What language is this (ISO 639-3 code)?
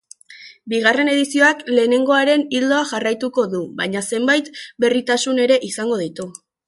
eus